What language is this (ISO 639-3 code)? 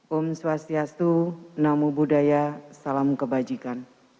ind